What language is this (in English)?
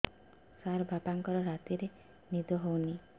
Odia